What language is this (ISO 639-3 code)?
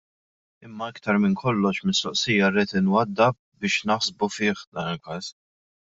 mlt